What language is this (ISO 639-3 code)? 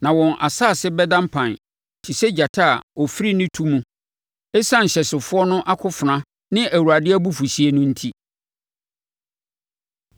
aka